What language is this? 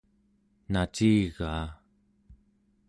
Central Yupik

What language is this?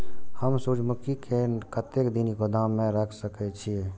Maithili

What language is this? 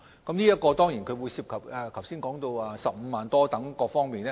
Cantonese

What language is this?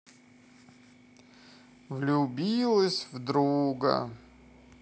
Russian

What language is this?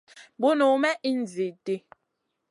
Masana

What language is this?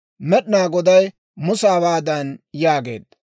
Dawro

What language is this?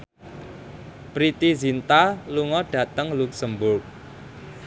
Javanese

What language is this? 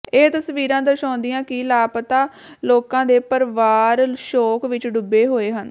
Punjabi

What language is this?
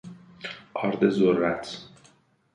Persian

